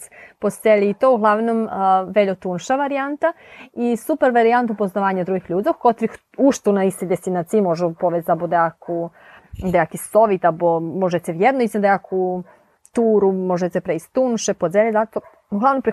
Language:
Ukrainian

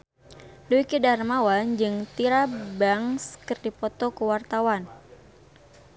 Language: Sundanese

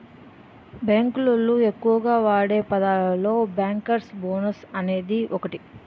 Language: Telugu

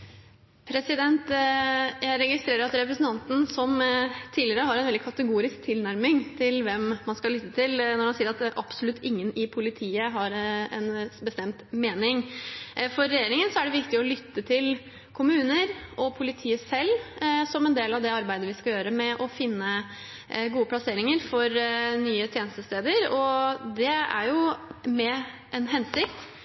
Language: Norwegian Bokmål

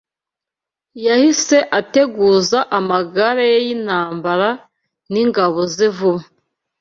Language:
Kinyarwanda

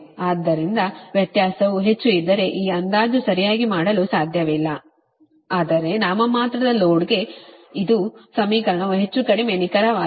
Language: Kannada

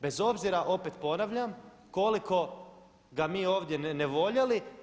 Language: Croatian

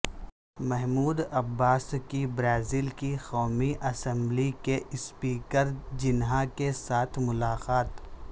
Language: Urdu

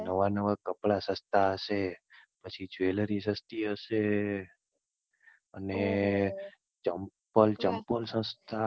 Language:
Gujarati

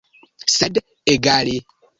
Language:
Esperanto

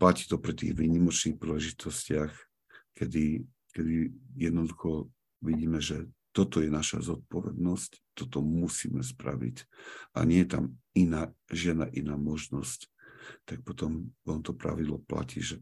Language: Slovak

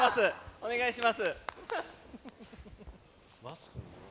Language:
Japanese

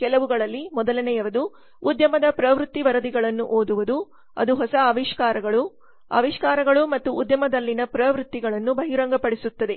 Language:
Kannada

